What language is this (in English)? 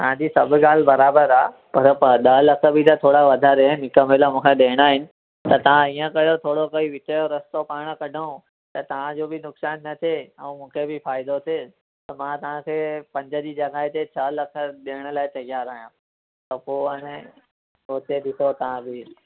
Sindhi